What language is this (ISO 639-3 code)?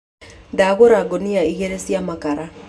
kik